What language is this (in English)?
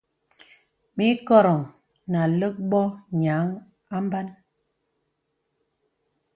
Bebele